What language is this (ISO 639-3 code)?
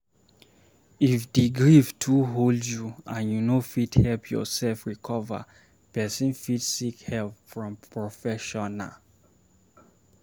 pcm